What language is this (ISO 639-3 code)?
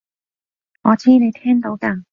yue